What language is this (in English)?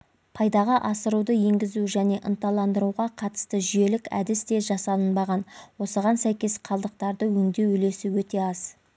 Kazakh